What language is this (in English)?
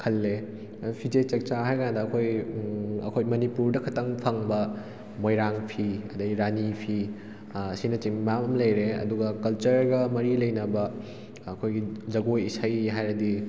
Manipuri